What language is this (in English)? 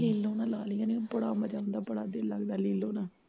Punjabi